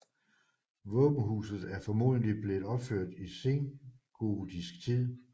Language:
Danish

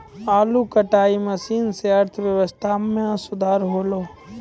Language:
Maithili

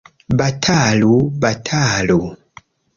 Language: Esperanto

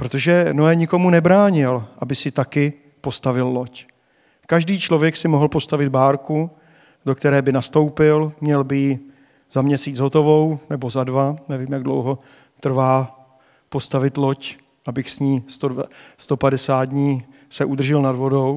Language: Czech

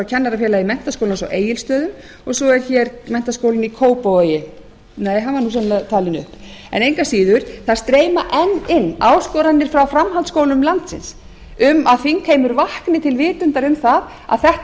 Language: Icelandic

